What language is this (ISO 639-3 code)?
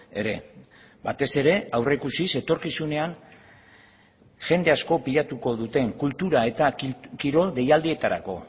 eus